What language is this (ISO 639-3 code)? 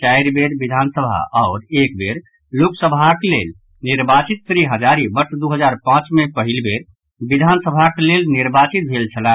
mai